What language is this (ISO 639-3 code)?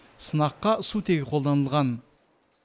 kaz